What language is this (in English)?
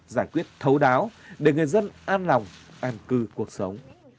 Vietnamese